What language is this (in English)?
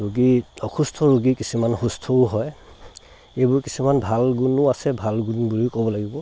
Assamese